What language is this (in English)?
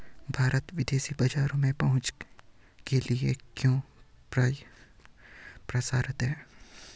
Hindi